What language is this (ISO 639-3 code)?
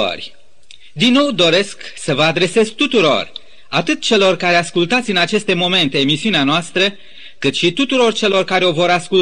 ron